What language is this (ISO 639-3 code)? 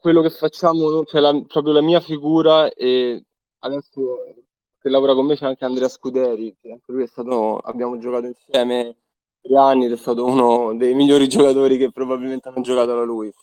ita